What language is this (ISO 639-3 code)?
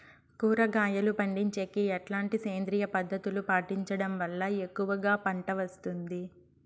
tel